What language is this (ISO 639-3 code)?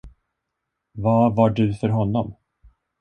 swe